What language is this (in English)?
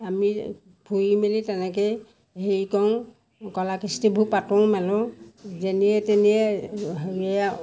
Assamese